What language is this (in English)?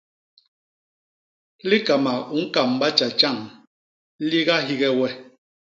Basaa